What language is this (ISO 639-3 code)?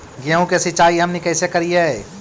mag